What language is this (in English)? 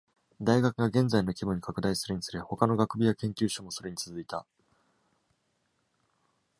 Japanese